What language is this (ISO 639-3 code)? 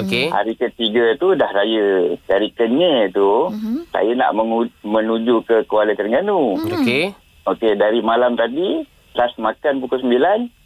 msa